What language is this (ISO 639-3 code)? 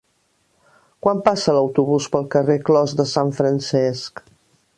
cat